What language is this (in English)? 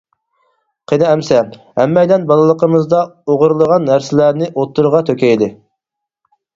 Uyghur